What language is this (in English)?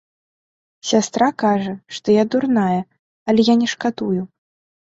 Belarusian